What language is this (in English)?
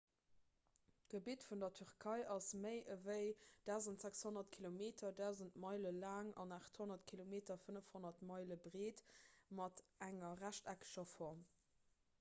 Luxembourgish